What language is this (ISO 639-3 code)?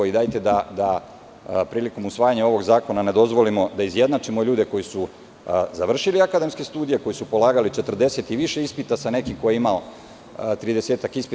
srp